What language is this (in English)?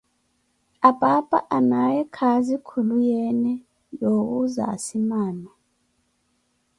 Koti